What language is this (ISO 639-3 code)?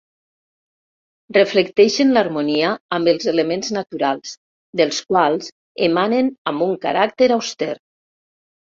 cat